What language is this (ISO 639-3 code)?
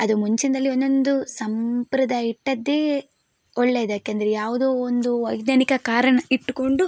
kan